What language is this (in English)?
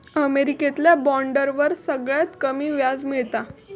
Marathi